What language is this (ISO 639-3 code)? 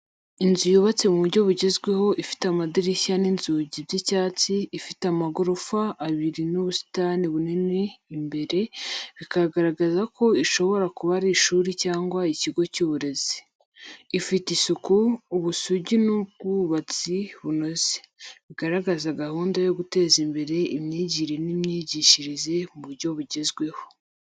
kin